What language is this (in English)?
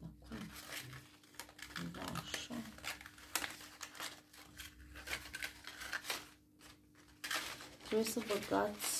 Romanian